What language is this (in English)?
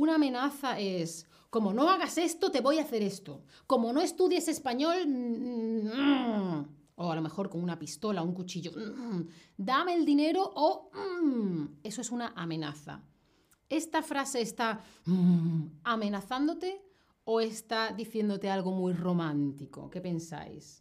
Spanish